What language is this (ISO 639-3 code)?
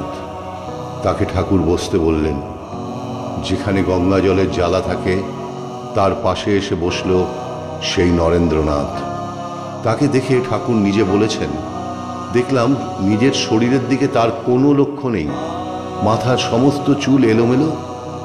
ara